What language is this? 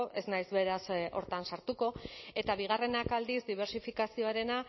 Basque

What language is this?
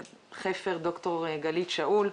Hebrew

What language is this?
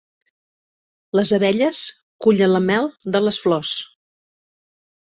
Catalan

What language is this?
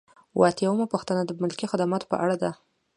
Pashto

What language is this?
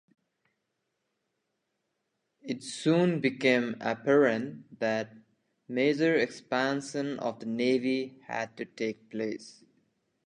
English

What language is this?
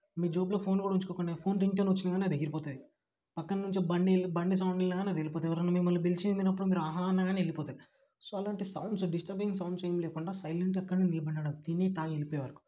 Telugu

